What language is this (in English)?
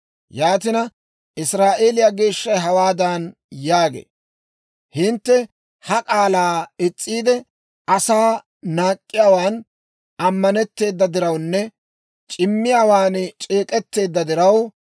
Dawro